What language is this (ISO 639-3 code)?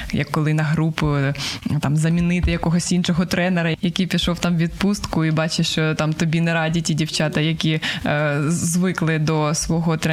ukr